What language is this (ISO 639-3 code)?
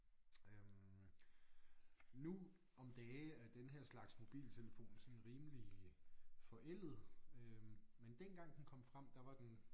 dan